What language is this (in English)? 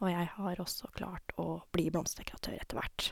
Norwegian